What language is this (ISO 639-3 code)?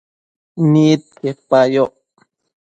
mcf